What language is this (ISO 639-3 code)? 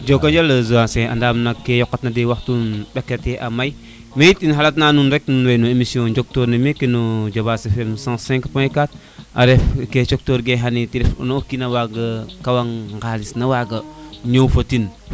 srr